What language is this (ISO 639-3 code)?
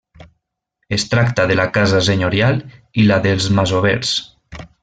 cat